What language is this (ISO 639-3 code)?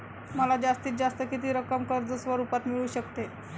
mar